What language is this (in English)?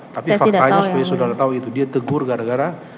Indonesian